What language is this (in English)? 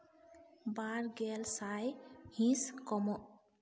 Santali